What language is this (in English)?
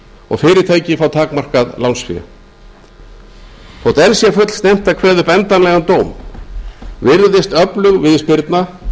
Icelandic